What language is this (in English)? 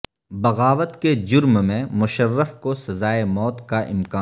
Urdu